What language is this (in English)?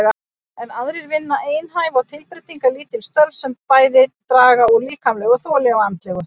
Icelandic